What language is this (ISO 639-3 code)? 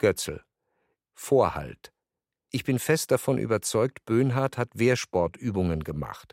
deu